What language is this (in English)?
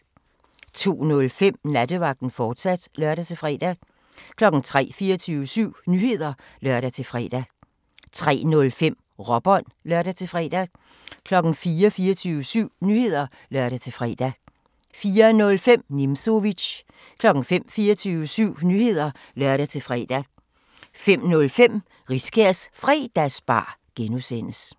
Danish